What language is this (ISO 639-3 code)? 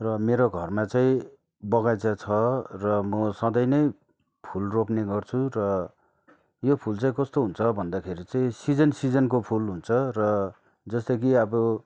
nep